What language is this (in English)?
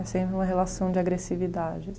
Portuguese